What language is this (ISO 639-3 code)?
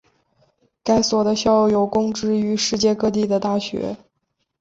zho